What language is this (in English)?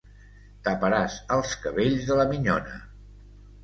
Catalan